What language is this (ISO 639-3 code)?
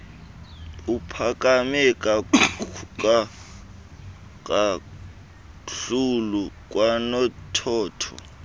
xho